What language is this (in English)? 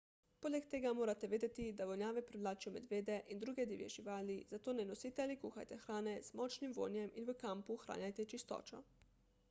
Slovenian